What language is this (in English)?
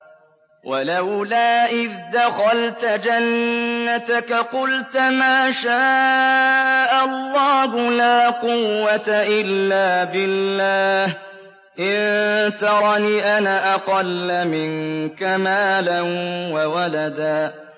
Arabic